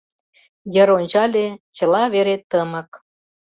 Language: Mari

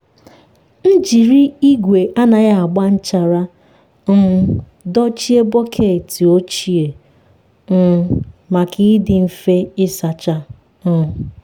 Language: Igbo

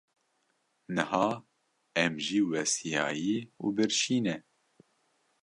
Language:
Kurdish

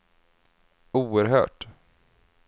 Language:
Swedish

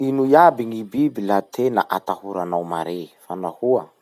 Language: Masikoro Malagasy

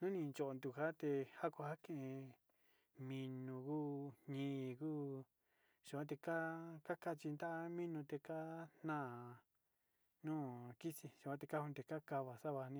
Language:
Sinicahua Mixtec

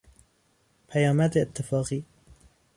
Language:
Persian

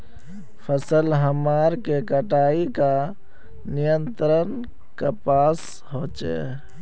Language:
Magahi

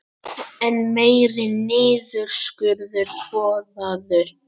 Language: Icelandic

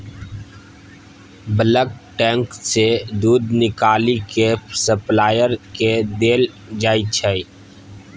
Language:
Maithili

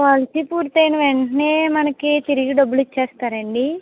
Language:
Telugu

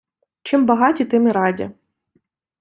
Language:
Ukrainian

